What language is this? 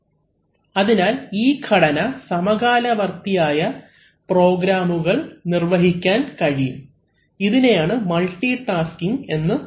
Malayalam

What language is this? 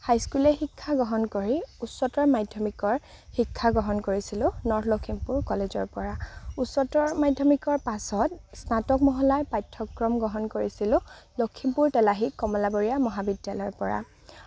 Assamese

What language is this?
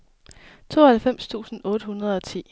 Danish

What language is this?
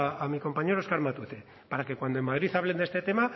Spanish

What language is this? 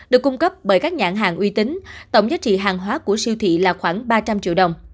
Vietnamese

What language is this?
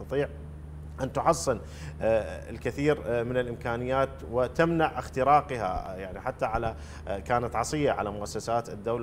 Arabic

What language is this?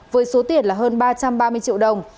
Vietnamese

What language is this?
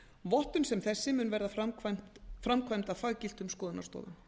Icelandic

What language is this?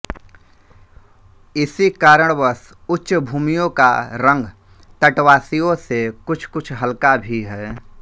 Hindi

